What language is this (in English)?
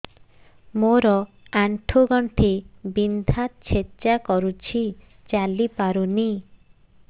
Odia